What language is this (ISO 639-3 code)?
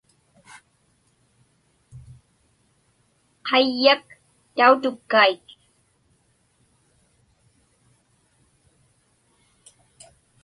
ipk